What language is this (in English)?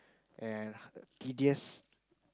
English